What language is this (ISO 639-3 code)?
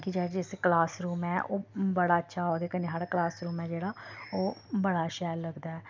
doi